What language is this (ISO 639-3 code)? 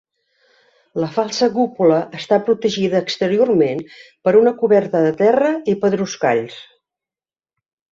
cat